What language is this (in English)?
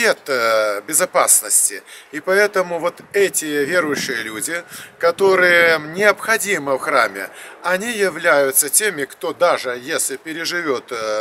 Russian